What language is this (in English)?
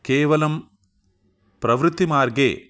Sanskrit